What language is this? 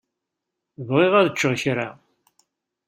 Kabyle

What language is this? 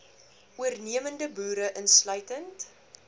Afrikaans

